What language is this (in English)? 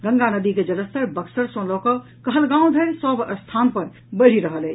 Maithili